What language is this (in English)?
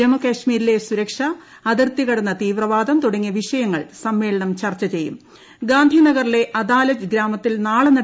Malayalam